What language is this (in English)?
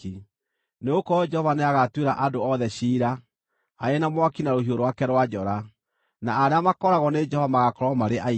Kikuyu